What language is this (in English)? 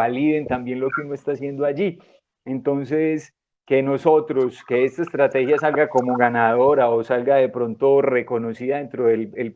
Spanish